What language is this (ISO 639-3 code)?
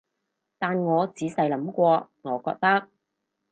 yue